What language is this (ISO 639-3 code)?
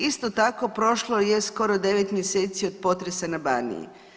hrv